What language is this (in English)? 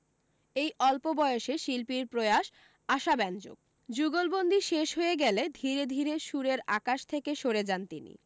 Bangla